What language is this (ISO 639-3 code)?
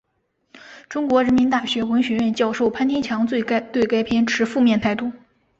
zho